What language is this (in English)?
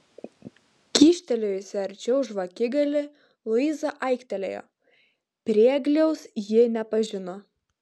Lithuanian